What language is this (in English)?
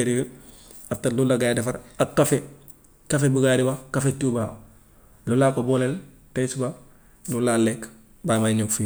Gambian Wolof